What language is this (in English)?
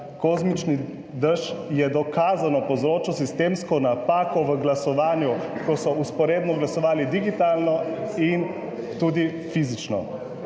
Slovenian